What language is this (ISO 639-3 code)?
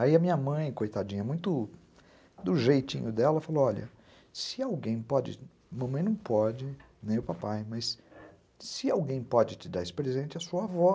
por